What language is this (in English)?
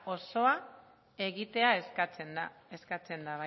Basque